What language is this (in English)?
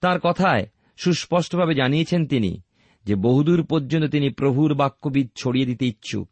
Bangla